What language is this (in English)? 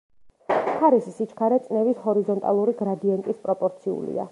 Georgian